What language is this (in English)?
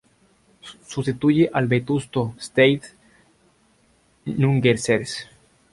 Spanish